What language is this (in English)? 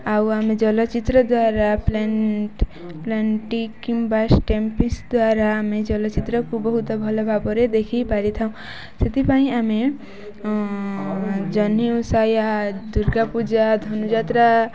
Odia